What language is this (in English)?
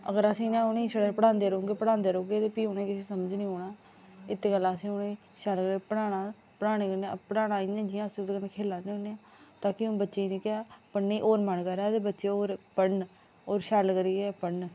Dogri